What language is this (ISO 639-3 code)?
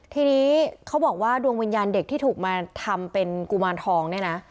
tha